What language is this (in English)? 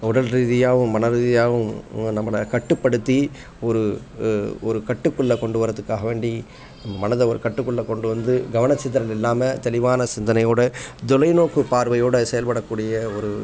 Tamil